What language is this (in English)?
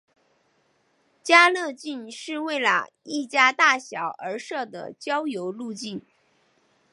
Chinese